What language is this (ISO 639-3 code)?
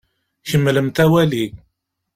kab